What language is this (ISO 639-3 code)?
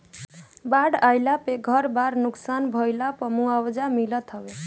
bho